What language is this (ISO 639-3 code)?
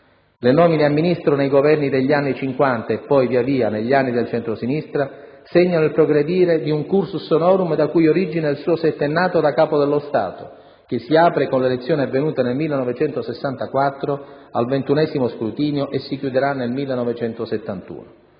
ita